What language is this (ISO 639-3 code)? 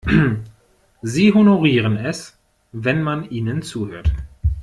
deu